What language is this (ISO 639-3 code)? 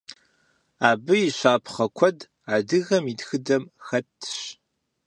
kbd